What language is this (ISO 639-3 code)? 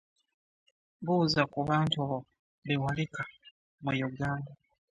lug